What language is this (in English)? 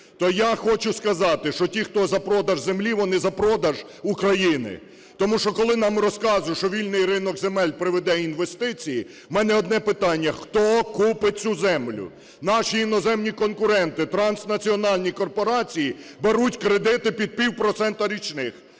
Ukrainian